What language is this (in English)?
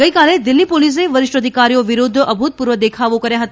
Gujarati